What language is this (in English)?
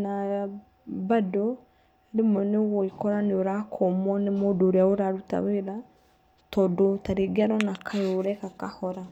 Kikuyu